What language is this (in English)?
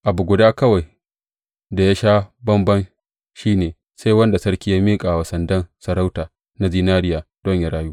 Hausa